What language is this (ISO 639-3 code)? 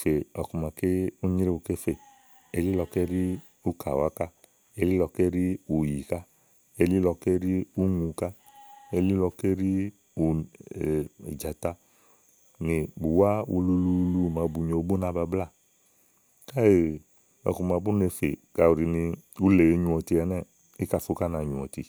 ahl